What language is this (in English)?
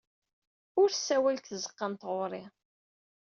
Kabyle